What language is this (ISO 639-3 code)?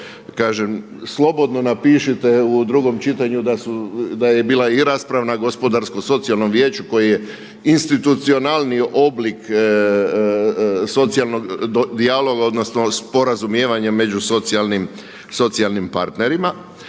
hrv